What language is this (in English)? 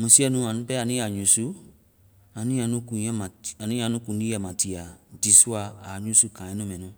Vai